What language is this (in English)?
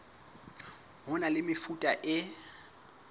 Southern Sotho